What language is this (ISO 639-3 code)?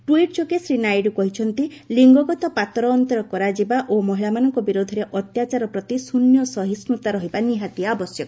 ori